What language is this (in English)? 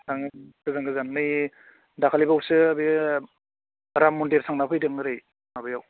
Bodo